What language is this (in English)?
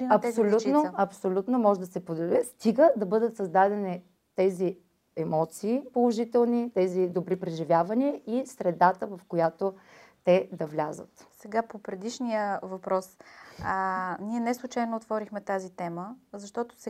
Bulgarian